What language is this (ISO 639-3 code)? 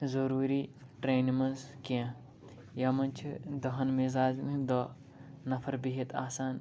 kas